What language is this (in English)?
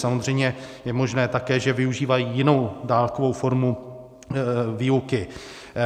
Czech